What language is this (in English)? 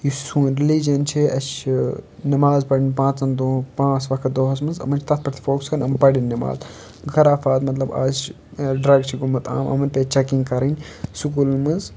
Kashmiri